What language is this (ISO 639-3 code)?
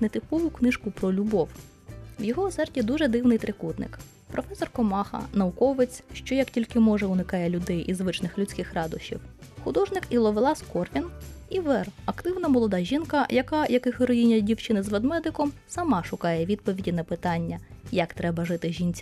ukr